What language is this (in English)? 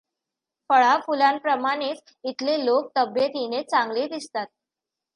Marathi